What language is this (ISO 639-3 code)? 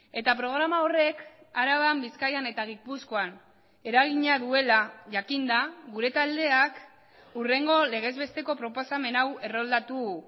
eus